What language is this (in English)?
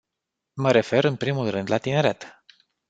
Romanian